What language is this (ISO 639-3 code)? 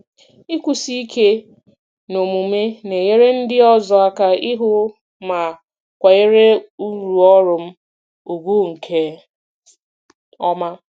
ibo